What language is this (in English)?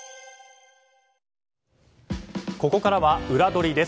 Japanese